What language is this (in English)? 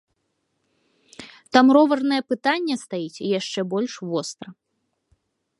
Belarusian